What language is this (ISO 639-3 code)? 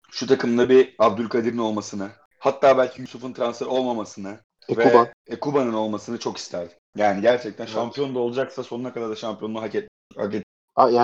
tur